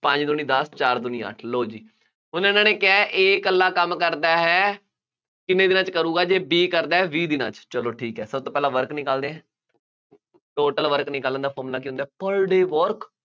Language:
Punjabi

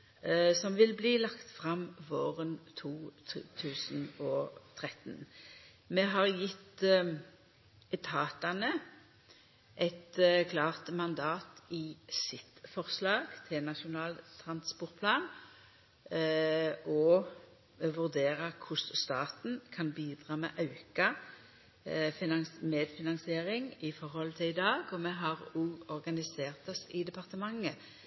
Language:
Norwegian Nynorsk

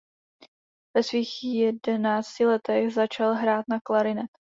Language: Czech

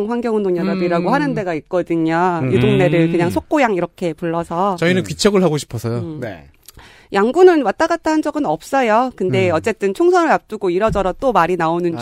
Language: Korean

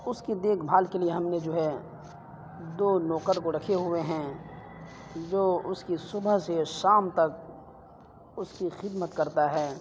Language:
Urdu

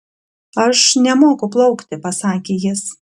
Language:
Lithuanian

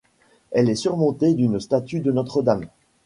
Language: French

